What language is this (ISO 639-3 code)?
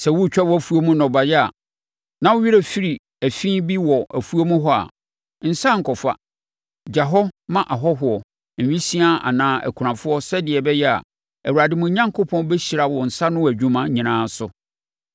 aka